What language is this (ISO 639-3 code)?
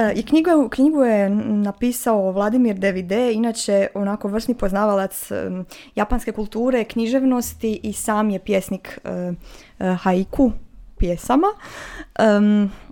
hrv